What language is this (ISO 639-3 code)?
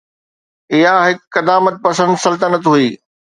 snd